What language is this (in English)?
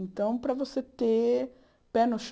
Portuguese